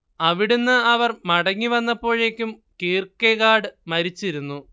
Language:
Malayalam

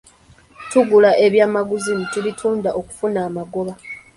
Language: Ganda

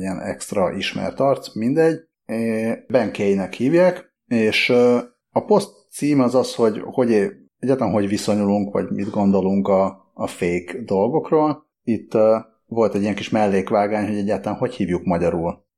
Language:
Hungarian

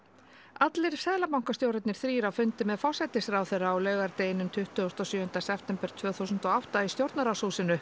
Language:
Icelandic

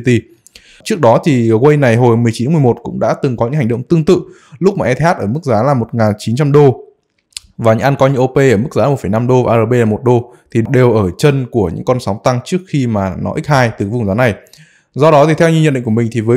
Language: Vietnamese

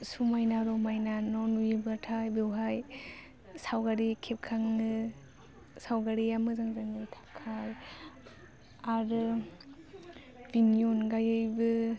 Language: Bodo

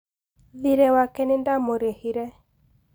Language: Kikuyu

